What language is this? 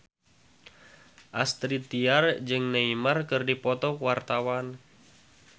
Sundanese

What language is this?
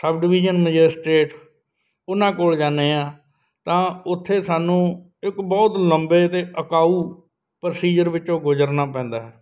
Punjabi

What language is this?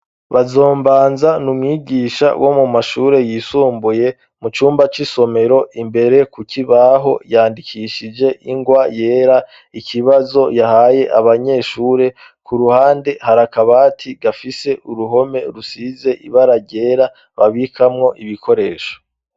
Rundi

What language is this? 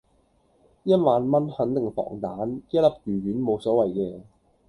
Cantonese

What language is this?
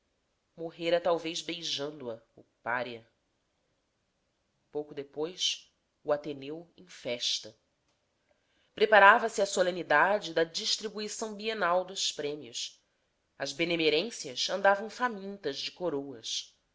Portuguese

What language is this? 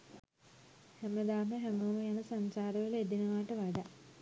Sinhala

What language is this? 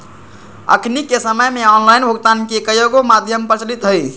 Magahi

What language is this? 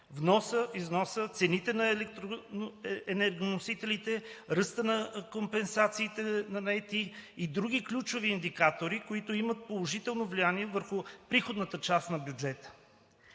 Bulgarian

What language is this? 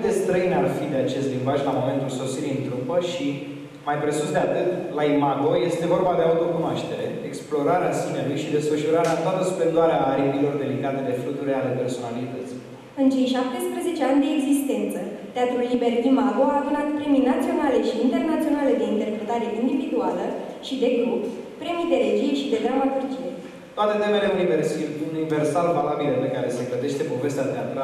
Romanian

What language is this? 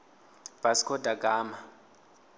Venda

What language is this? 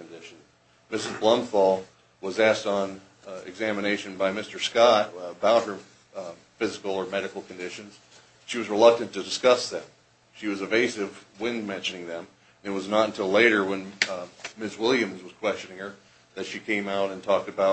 English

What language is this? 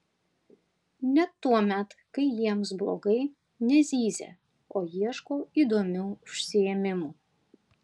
Lithuanian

